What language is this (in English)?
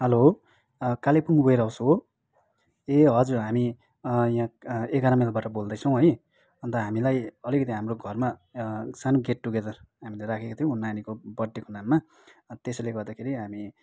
Nepali